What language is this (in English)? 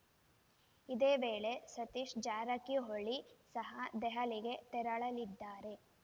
Kannada